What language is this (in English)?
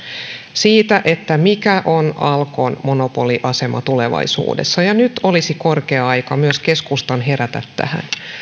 Finnish